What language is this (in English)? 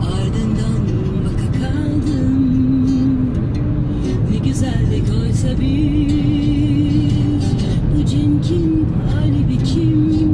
Turkish